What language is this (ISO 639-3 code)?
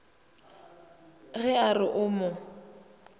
nso